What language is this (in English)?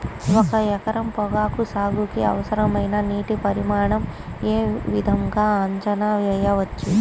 Telugu